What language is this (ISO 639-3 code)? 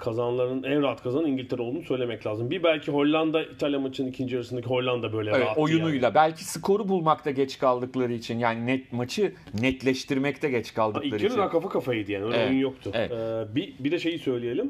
tur